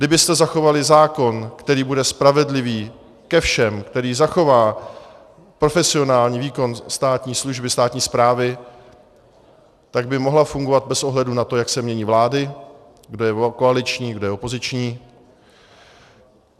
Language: Czech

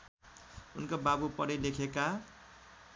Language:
Nepali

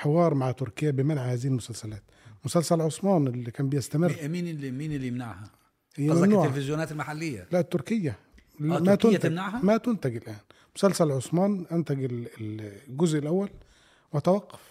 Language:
Arabic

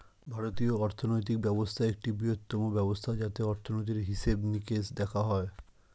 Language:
Bangla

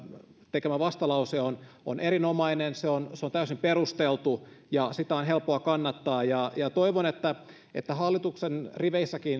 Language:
Finnish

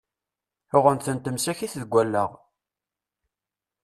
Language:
Kabyle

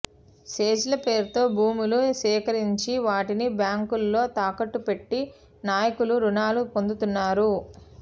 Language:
Telugu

